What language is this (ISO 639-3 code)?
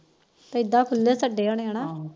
pan